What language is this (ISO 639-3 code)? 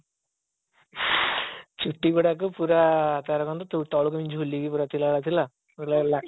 ori